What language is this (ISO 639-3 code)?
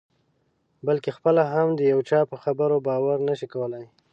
pus